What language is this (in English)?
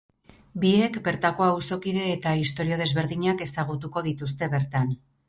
Basque